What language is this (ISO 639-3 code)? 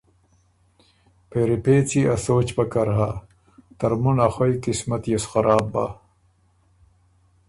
oru